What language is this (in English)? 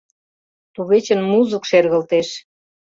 Mari